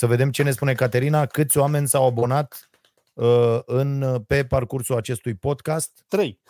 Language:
Romanian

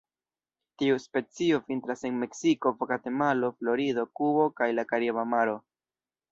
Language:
Esperanto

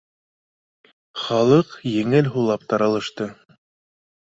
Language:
Bashkir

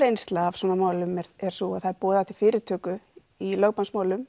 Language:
Icelandic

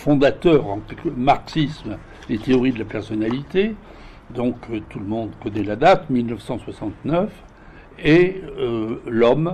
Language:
French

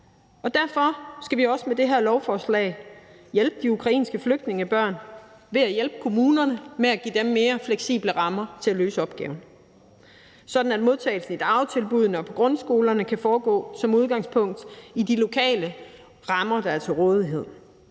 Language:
Danish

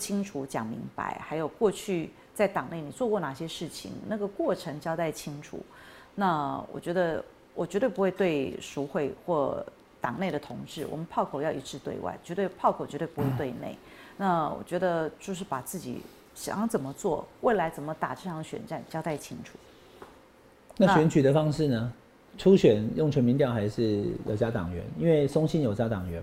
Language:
Chinese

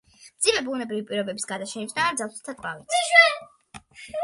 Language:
Georgian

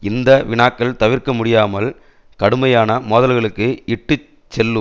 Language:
Tamil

